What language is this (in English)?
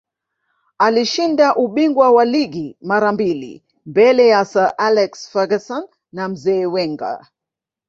Swahili